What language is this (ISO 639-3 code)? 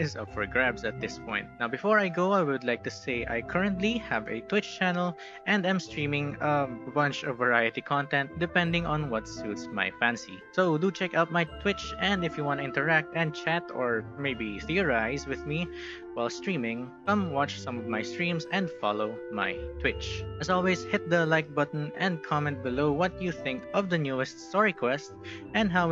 eng